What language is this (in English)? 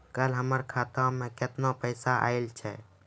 Maithili